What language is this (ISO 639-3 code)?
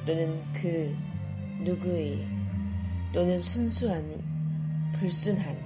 kor